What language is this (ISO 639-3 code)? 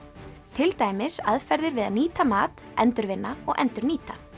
isl